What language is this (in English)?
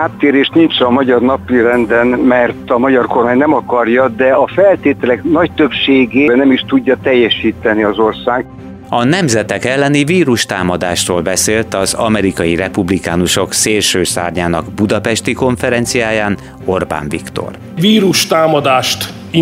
Hungarian